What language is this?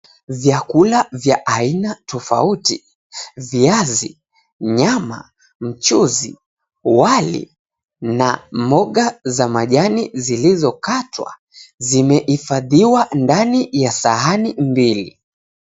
Swahili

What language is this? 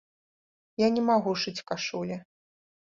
Belarusian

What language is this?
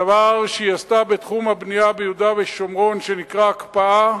Hebrew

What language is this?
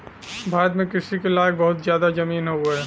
Bhojpuri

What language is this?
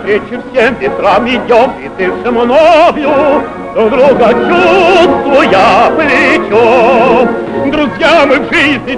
Thai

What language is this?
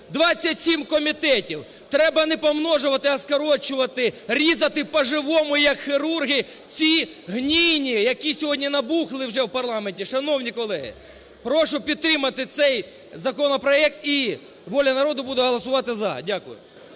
Ukrainian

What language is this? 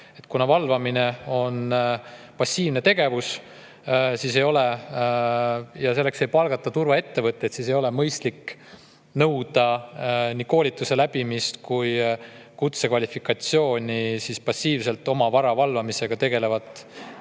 Estonian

